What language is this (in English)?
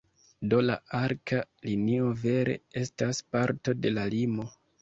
Esperanto